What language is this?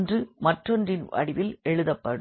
Tamil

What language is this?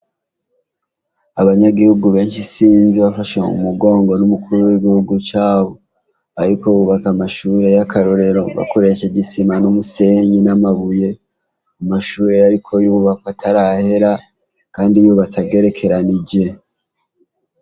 Rundi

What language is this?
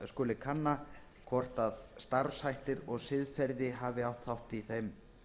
Icelandic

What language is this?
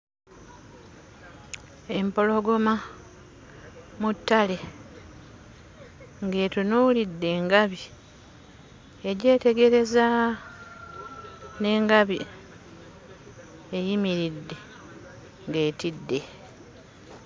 Ganda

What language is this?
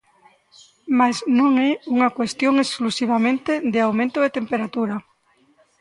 Galician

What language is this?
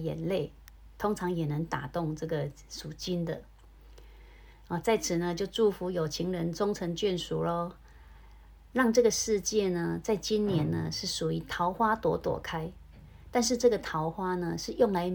Chinese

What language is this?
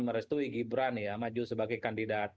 Indonesian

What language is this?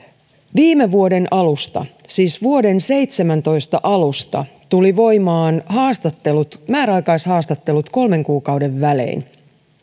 Finnish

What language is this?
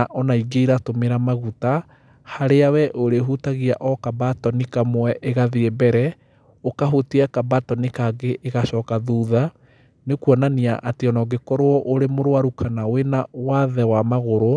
Kikuyu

